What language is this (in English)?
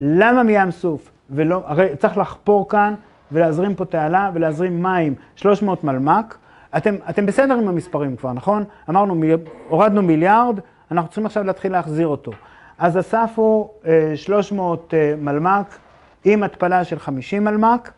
Hebrew